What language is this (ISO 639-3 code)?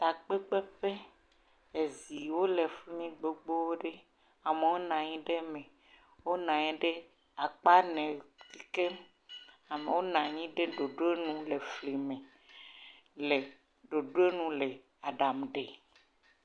ewe